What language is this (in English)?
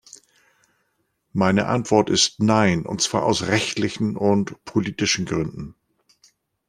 German